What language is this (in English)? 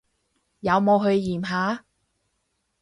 Cantonese